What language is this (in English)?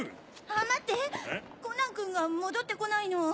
Japanese